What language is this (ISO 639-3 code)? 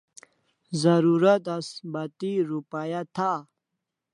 kls